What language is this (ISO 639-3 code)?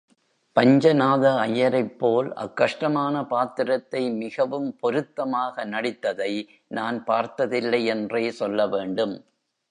tam